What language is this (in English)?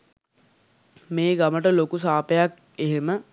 Sinhala